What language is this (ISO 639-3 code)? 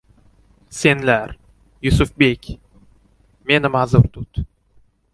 uzb